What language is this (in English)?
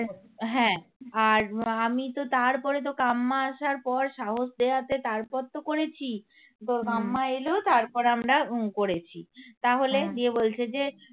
Bangla